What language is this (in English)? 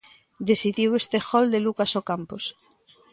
Galician